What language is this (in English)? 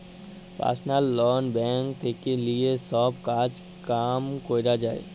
Bangla